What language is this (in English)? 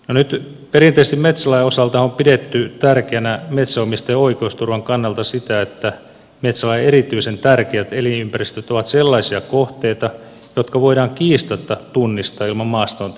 Finnish